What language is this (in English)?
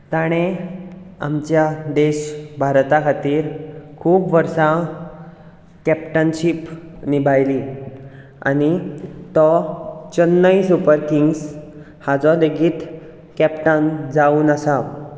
Konkani